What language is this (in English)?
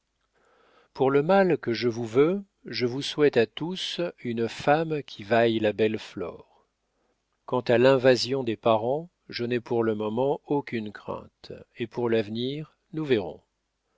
French